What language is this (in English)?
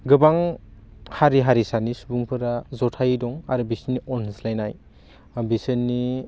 Bodo